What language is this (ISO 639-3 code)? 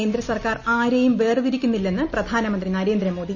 mal